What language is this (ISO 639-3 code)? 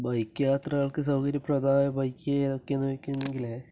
mal